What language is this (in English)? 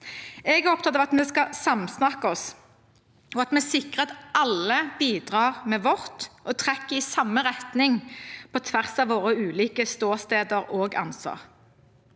Norwegian